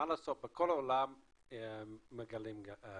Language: Hebrew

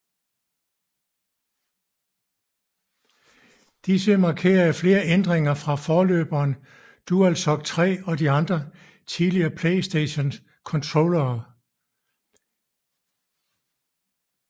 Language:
Danish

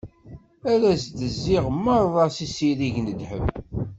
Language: Kabyle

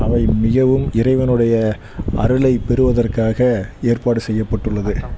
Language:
Tamil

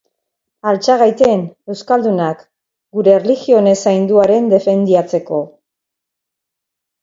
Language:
Basque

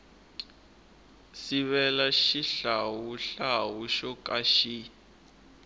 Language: Tsonga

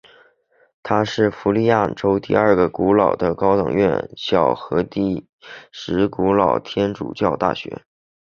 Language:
Chinese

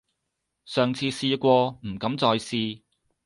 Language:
Cantonese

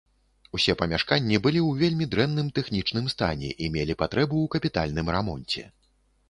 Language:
Belarusian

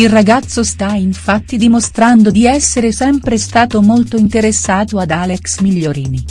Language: Italian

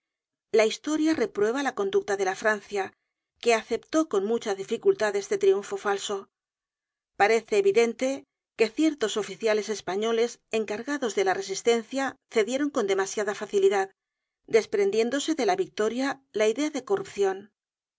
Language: Spanish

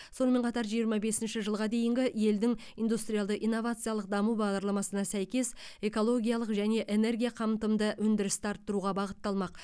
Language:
Kazakh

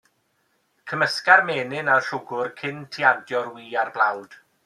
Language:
Welsh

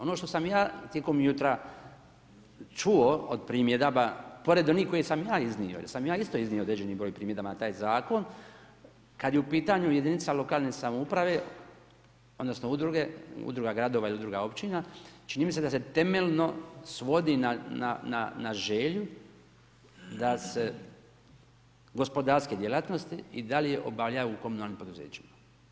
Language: Croatian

